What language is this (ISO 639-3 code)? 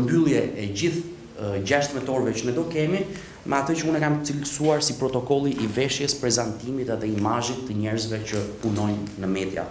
ron